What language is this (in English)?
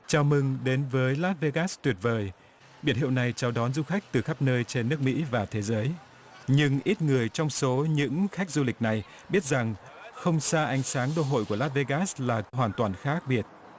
Vietnamese